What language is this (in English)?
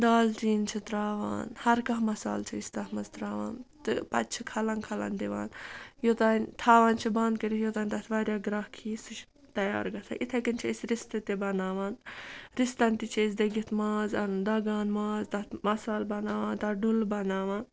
Kashmiri